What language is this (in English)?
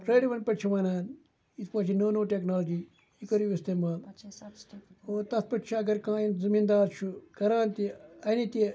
Kashmiri